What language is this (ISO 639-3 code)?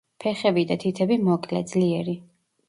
kat